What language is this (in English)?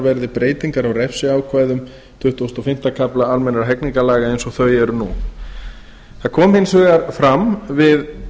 Icelandic